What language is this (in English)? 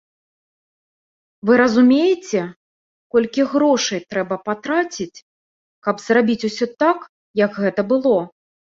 Belarusian